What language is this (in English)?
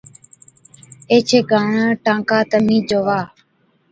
Od